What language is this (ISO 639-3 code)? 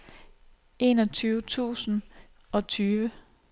dan